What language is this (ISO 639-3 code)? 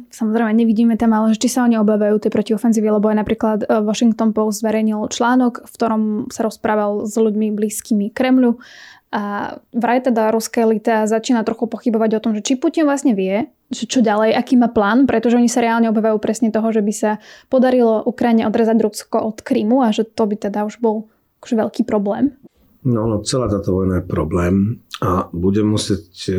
slk